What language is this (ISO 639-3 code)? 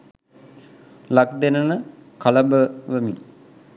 sin